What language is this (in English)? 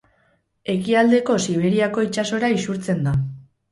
Basque